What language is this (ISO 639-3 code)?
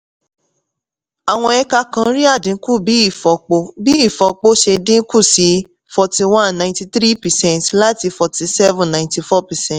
yor